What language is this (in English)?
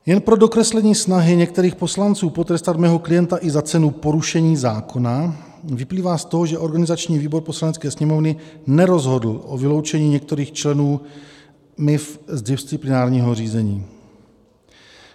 Czech